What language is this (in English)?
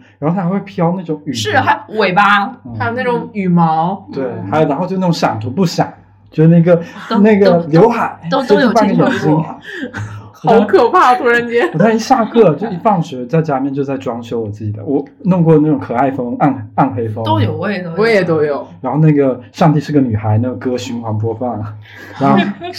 Chinese